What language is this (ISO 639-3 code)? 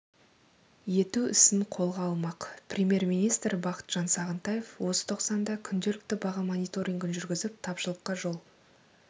kaz